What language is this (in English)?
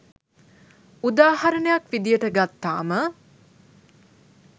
Sinhala